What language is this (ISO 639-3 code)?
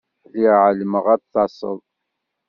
kab